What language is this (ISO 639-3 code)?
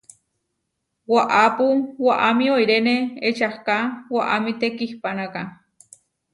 var